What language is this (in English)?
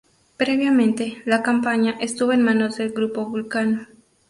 Spanish